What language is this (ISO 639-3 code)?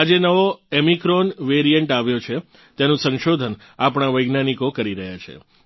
guj